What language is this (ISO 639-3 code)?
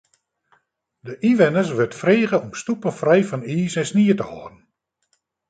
fry